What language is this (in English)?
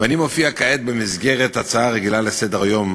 Hebrew